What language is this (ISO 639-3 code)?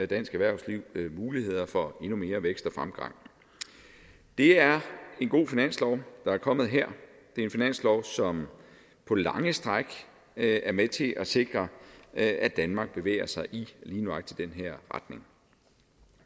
dan